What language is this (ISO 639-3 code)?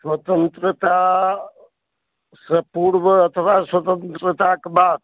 mai